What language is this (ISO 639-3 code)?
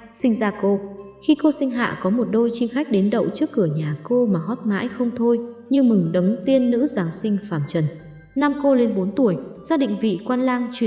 vie